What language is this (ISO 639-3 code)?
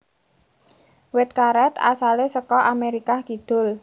jav